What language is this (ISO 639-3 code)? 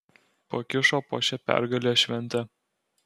lit